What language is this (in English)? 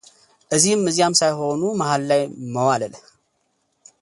Amharic